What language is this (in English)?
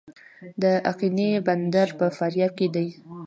Pashto